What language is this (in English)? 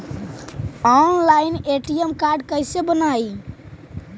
Magahi